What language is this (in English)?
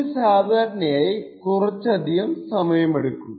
Malayalam